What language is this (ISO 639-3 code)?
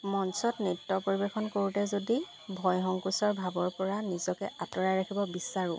asm